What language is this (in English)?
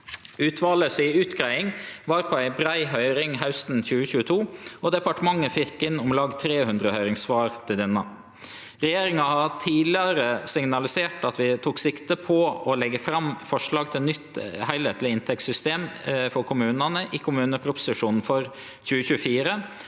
Norwegian